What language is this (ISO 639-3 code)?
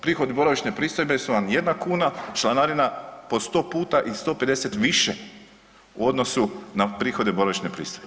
hrv